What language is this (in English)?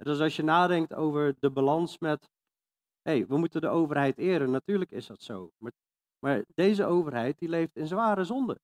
Dutch